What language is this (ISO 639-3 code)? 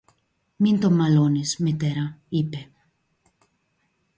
ell